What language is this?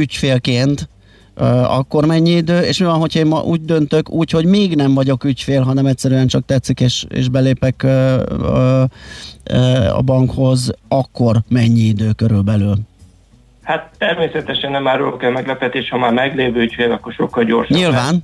Hungarian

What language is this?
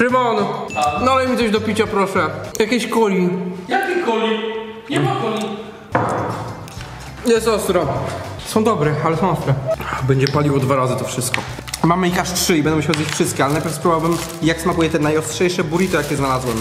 Polish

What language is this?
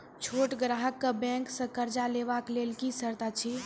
Maithili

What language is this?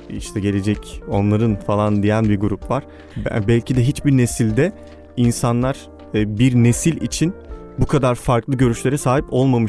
Turkish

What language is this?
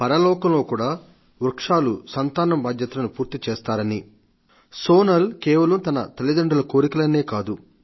Telugu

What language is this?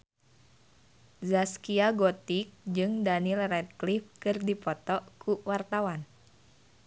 Sundanese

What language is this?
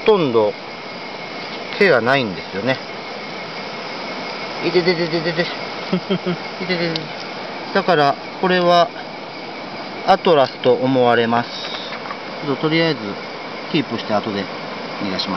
Japanese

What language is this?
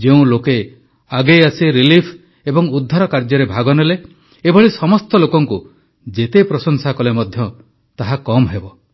Odia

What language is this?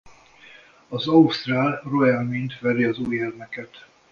Hungarian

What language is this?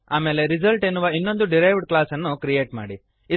Kannada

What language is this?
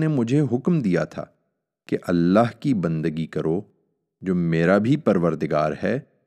Urdu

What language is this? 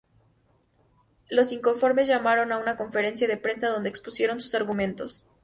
Spanish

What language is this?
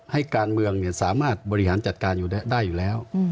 Thai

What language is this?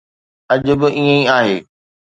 Sindhi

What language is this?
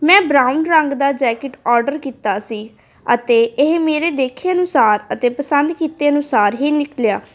Punjabi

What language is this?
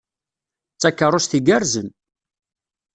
Kabyle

